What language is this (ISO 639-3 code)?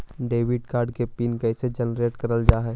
mag